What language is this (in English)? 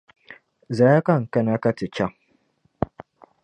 Dagbani